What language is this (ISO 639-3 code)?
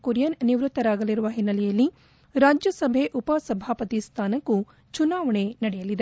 kan